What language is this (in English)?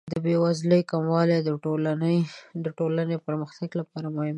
Pashto